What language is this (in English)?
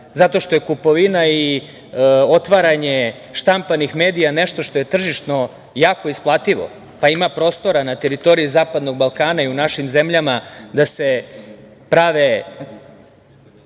Serbian